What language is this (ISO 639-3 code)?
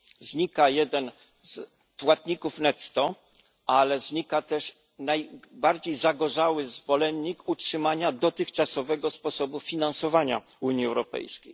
pol